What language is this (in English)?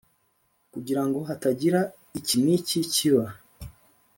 Kinyarwanda